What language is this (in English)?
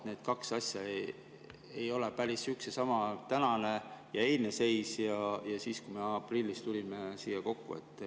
Estonian